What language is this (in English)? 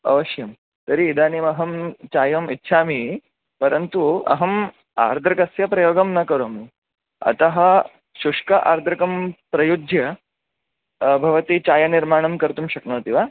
Sanskrit